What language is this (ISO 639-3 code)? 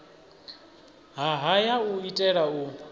ven